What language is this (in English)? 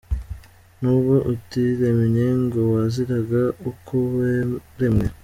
Kinyarwanda